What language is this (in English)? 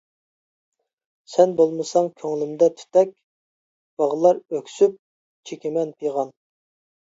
Uyghur